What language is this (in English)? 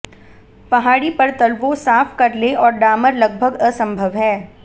Hindi